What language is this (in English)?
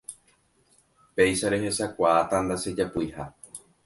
Guarani